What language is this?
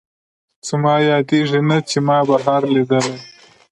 Pashto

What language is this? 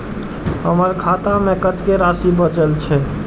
Maithili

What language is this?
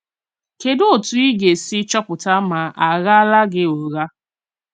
Igbo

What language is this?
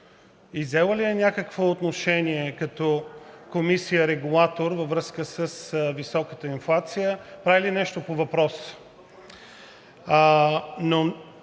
Bulgarian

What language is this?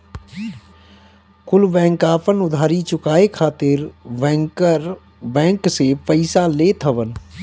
Bhojpuri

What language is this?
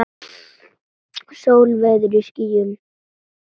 Icelandic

